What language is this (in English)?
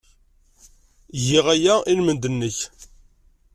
Kabyle